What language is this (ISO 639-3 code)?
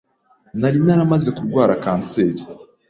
kin